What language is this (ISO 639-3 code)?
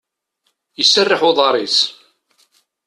kab